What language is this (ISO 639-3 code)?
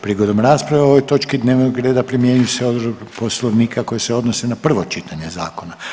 hrv